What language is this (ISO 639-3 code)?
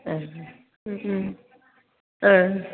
brx